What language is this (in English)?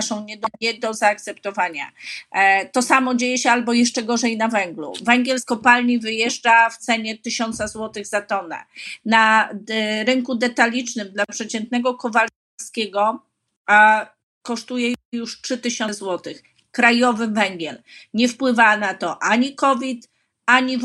Polish